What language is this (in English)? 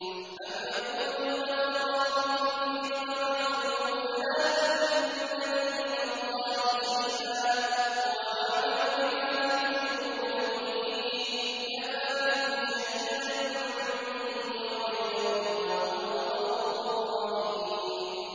Arabic